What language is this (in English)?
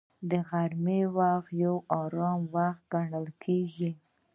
Pashto